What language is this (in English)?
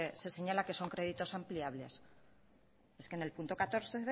Spanish